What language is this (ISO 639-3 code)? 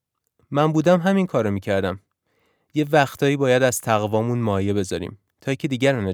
fas